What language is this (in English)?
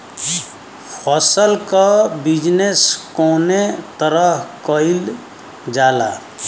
Bhojpuri